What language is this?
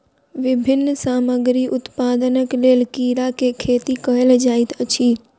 Maithili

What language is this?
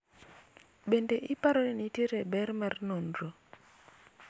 Luo (Kenya and Tanzania)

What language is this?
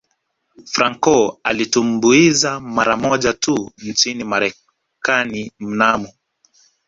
Swahili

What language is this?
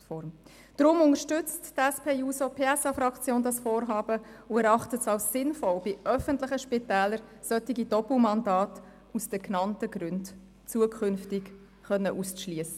Swiss German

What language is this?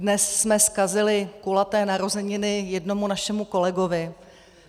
Czech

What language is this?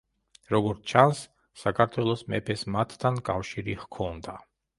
Georgian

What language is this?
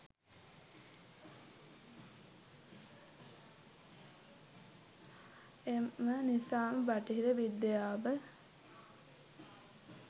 Sinhala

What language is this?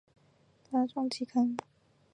Chinese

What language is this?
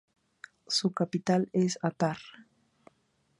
Spanish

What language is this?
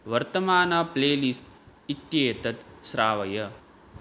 Sanskrit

